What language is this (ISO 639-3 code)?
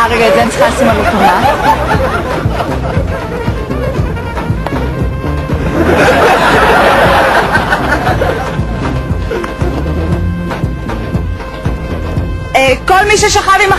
heb